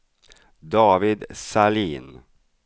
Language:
Swedish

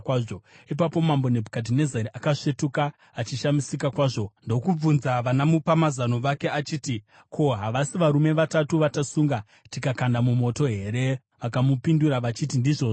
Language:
Shona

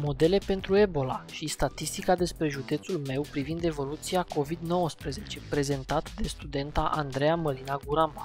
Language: Romanian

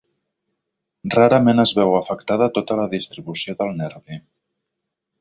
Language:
Catalan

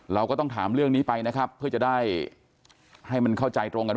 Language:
Thai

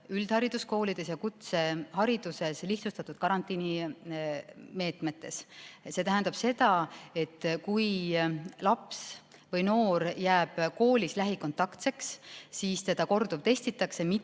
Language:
Estonian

